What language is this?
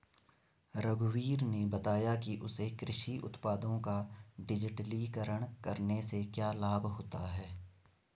Hindi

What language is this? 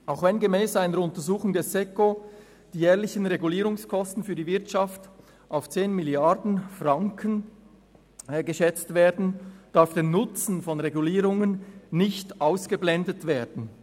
Swiss German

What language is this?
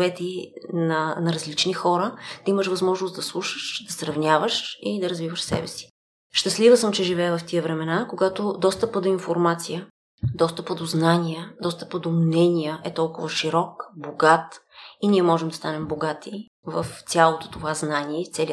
Bulgarian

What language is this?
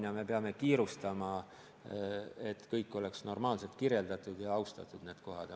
Estonian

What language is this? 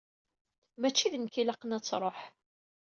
Kabyle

